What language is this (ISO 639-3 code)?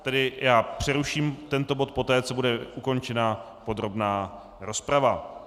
ces